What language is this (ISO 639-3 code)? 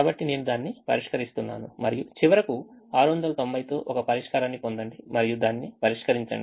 tel